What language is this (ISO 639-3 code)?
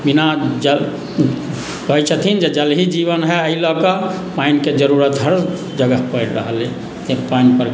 mai